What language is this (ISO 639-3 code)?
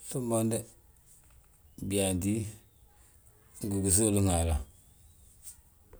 bjt